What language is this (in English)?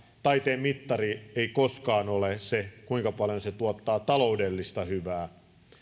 Finnish